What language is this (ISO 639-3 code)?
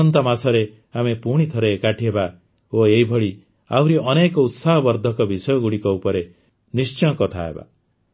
ori